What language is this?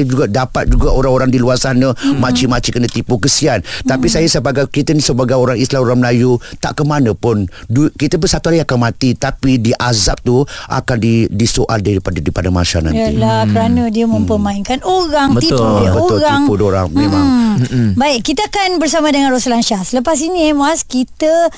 Malay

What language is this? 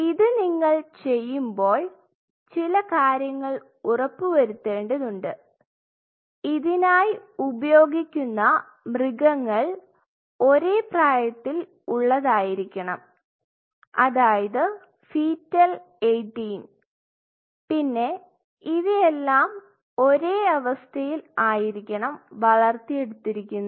Malayalam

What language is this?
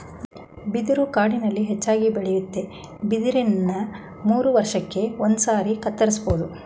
Kannada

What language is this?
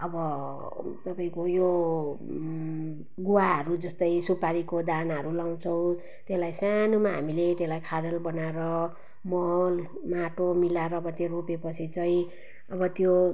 Nepali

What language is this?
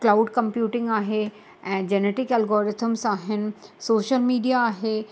Sindhi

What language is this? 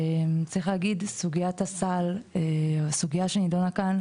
Hebrew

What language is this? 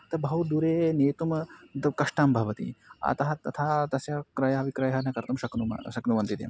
Sanskrit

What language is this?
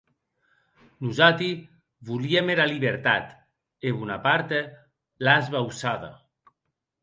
Occitan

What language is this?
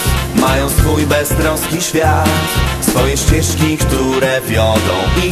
Polish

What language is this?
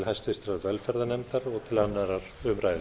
Icelandic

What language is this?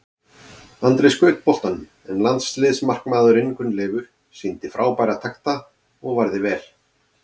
Icelandic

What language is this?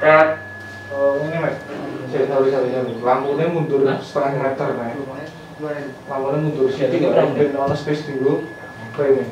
Indonesian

